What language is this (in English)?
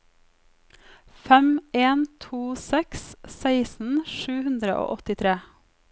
Norwegian